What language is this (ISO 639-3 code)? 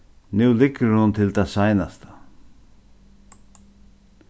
fao